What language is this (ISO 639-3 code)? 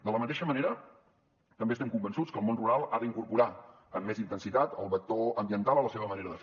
cat